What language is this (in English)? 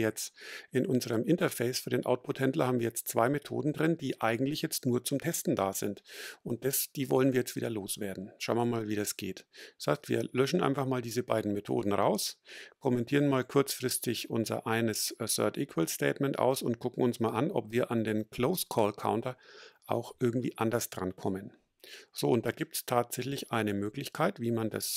German